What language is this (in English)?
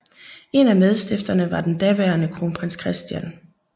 Danish